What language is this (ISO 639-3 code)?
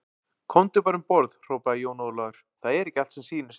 isl